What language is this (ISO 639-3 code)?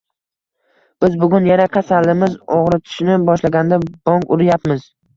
uzb